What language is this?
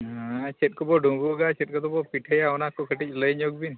Santali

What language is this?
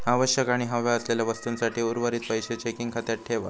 Marathi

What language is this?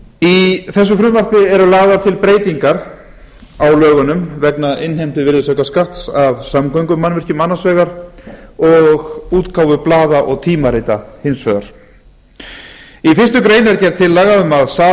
Icelandic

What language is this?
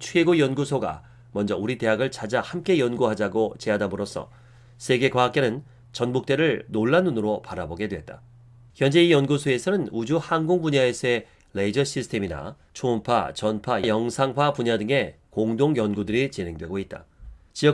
Korean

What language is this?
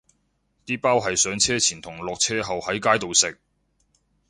Cantonese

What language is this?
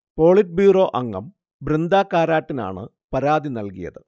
Malayalam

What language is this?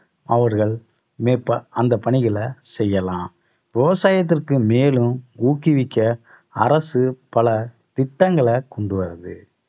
Tamil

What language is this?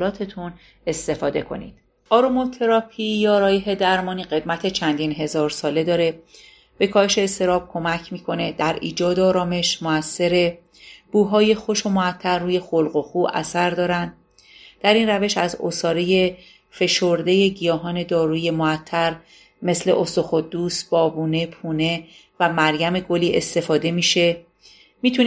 Persian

